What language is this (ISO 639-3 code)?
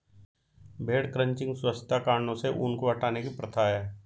hin